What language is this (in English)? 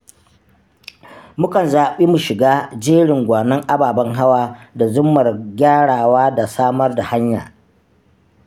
Hausa